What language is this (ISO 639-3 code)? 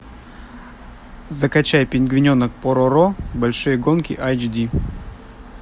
rus